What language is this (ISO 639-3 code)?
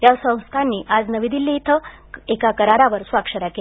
mar